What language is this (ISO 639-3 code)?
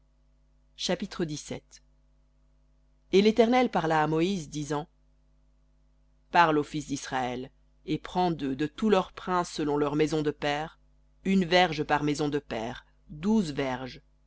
fra